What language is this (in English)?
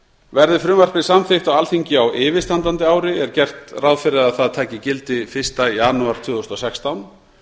Icelandic